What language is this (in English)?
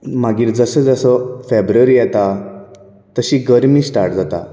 Konkani